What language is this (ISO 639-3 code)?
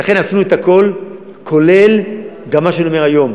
heb